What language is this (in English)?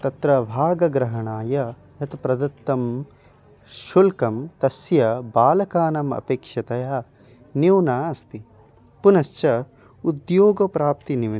Sanskrit